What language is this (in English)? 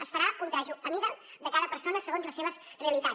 Catalan